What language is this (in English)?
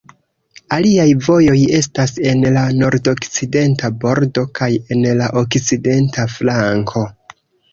Esperanto